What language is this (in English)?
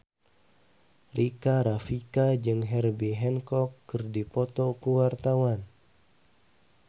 Sundanese